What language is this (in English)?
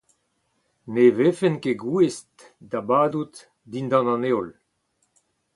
Breton